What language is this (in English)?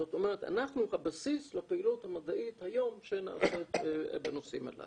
Hebrew